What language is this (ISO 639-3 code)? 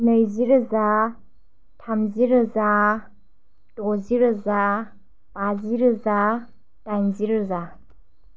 brx